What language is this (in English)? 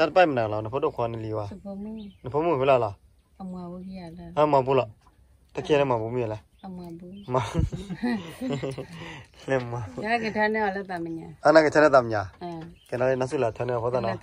Thai